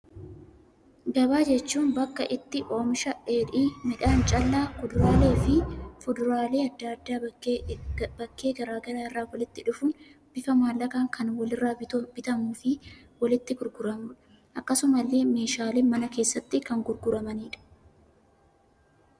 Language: Oromo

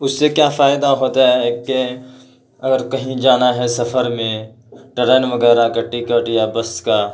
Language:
Urdu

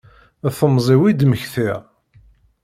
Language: Kabyle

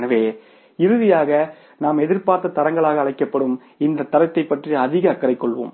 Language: Tamil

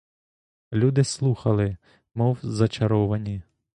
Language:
Ukrainian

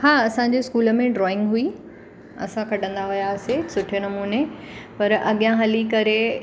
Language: Sindhi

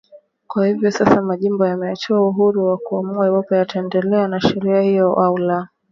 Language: Swahili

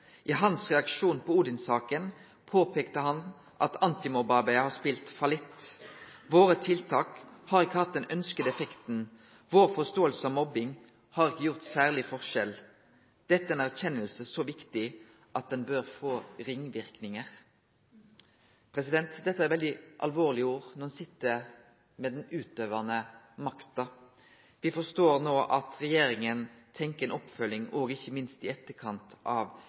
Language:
Norwegian Nynorsk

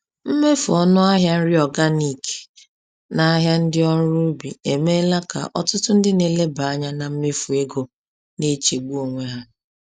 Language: Igbo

